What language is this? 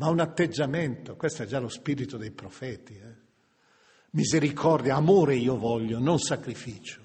Italian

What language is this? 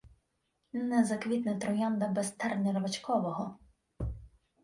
Ukrainian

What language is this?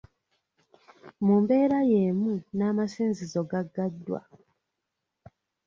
Ganda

